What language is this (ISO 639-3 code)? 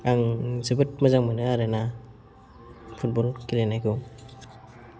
brx